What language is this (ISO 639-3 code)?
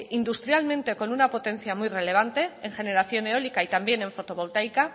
spa